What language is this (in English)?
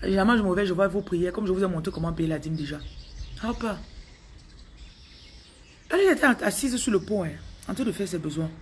French